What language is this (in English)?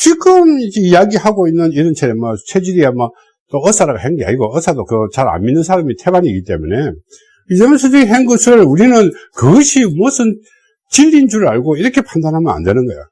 Korean